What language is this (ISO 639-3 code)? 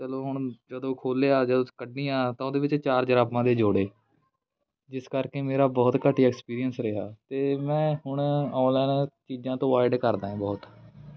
pan